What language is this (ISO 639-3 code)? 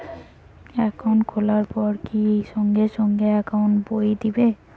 ben